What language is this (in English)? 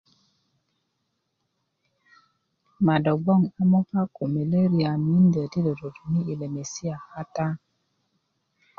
Kuku